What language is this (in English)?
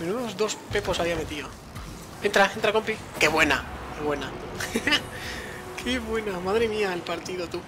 Spanish